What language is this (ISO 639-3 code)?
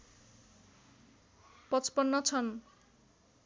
nep